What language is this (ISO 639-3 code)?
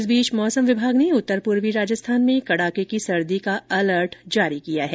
hin